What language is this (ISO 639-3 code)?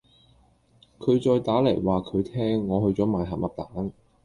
yue